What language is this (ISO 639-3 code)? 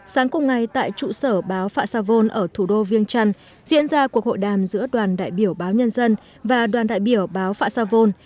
vie